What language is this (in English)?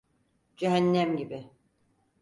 Turkish